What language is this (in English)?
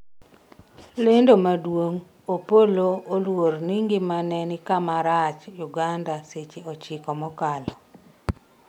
Luo (Kenya and Tanzania)